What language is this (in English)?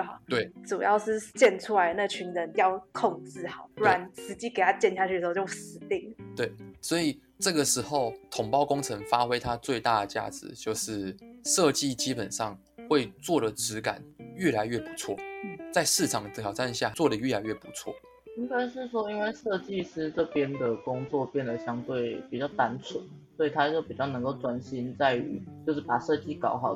Chinese